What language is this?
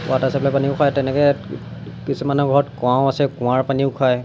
Assamese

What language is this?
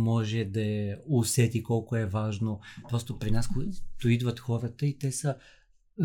Bulgarian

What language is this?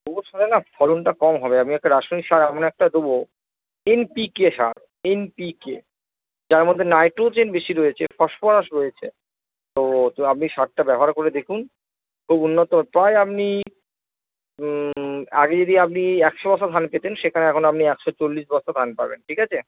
Bangla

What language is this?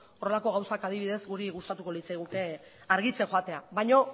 Basque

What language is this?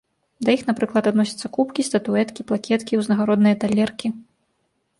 Belarusian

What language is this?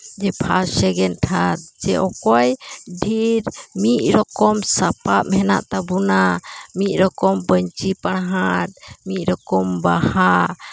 Santali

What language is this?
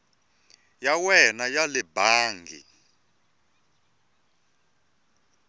Tsonga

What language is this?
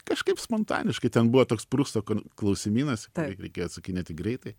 Lithuanian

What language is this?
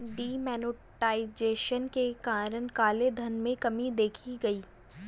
Hindi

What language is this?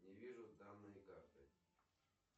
Russian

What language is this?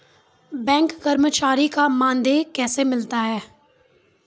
Maithili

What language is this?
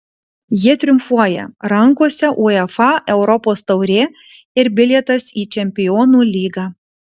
Lithuanian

